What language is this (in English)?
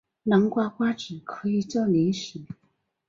Chinese